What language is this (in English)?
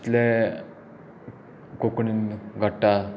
Konkani